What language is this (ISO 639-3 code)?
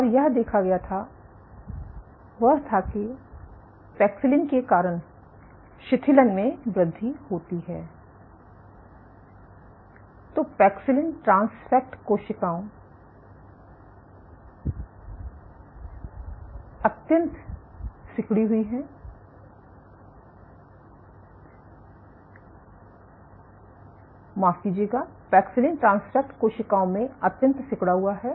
hin